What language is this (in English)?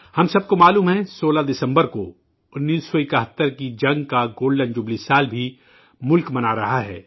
Urdu